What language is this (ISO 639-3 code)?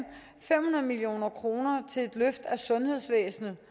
dan